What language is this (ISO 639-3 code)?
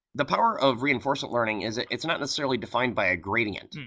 eng